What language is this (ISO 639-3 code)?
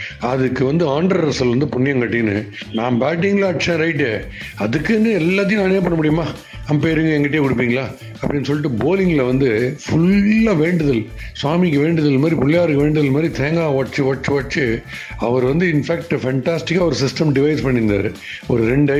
tam